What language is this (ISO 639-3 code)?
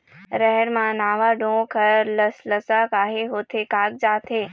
hne